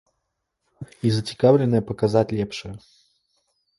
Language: Belarusian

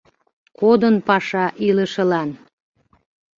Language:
Mari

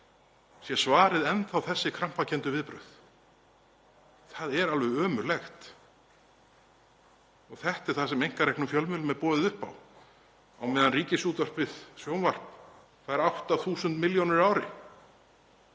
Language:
Icelandic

